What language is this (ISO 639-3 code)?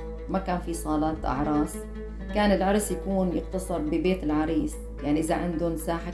ara